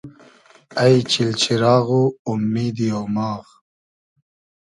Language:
Hazaragi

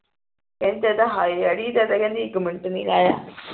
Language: Punjabi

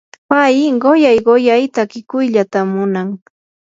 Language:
Yanahuanca Pasco Quechua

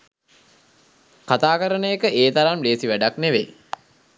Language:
Sinhala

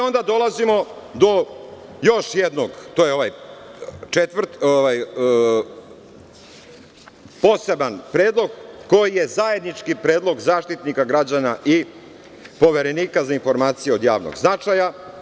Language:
Serbian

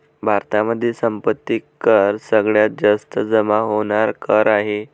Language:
Marathi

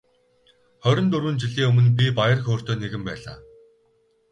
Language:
Mongolian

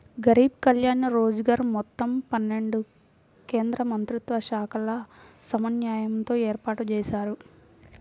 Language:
Telugu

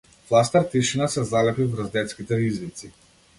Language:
Macedonian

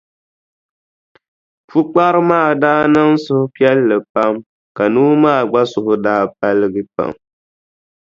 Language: Dagbani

